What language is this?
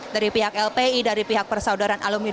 Indonesian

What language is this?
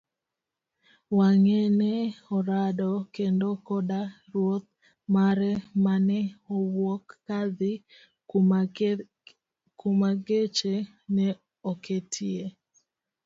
Luo (Kenya and Tanzania)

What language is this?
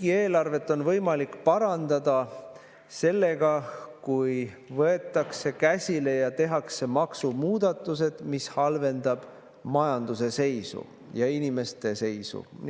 Estonian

